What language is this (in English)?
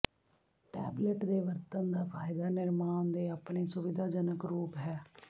Punjabi